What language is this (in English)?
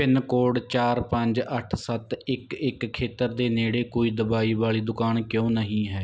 Punjabi